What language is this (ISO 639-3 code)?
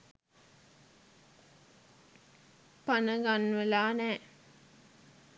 sin